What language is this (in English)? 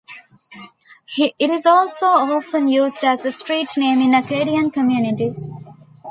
English